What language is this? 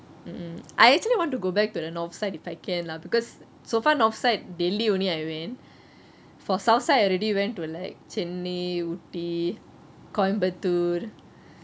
English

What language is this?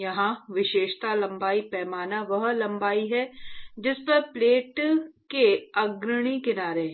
Hindi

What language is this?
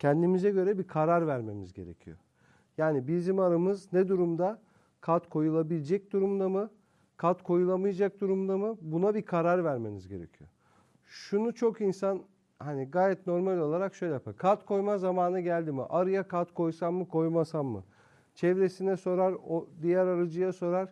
Turkish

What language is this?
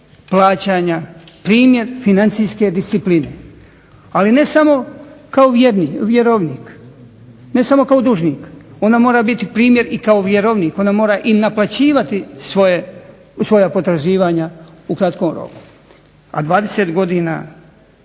Croatian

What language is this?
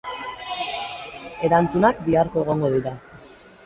Basque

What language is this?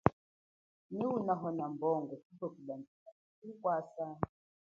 Chokwe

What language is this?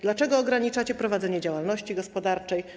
Polish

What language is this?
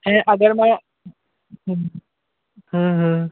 Sindhi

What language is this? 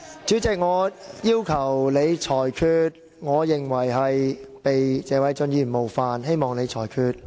Cantonese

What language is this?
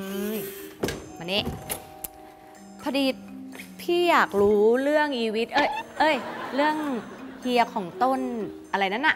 Thai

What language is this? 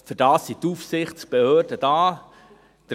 Swiss German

